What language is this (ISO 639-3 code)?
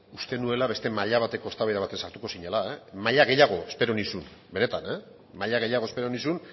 eus